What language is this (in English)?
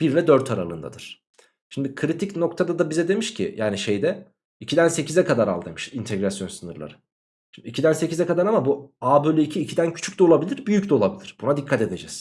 Turkish